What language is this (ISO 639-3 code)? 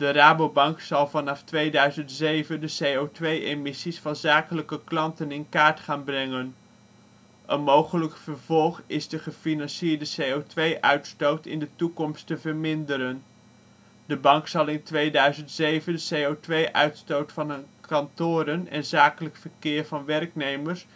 nld